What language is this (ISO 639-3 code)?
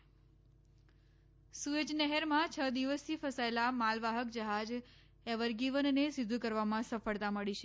guj